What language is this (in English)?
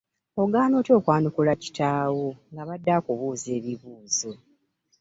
Ganda